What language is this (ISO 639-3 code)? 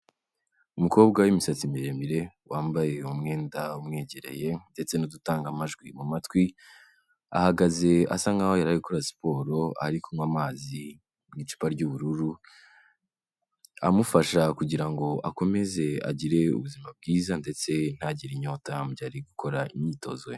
kin